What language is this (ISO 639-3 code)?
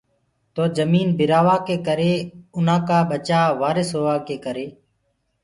ggg